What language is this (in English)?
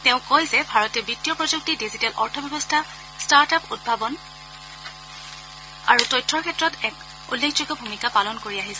Assamese